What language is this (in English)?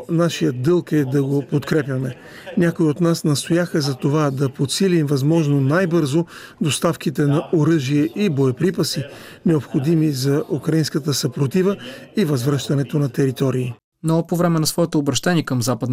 Bulgarian